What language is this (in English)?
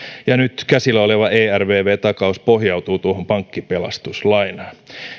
Finnish